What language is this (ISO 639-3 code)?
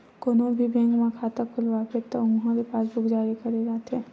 hne